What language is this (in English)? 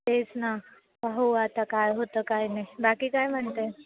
Marathi